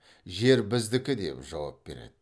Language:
Kazakh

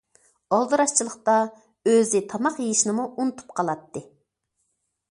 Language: Uyghur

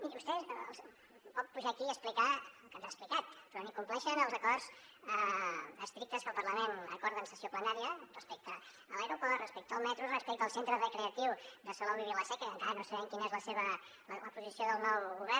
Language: Catalan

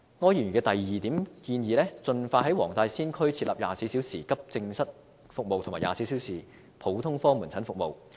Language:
Cantonese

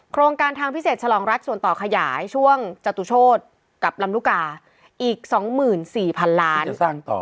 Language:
Thai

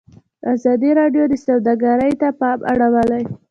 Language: Pashto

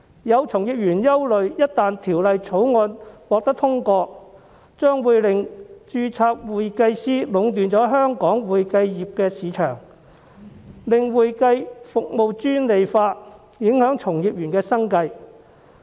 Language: Cantonese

